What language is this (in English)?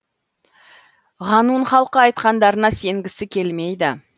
Kazakh